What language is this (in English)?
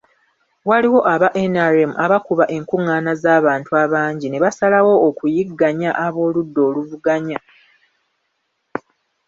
Ganda